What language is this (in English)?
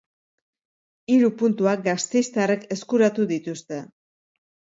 Basque